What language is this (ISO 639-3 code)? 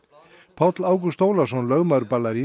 isl